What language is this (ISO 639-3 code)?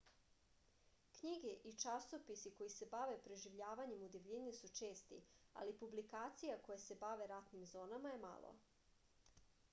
srp